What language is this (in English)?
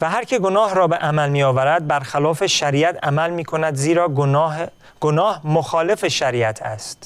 Persian